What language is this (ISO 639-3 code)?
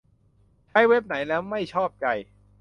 tha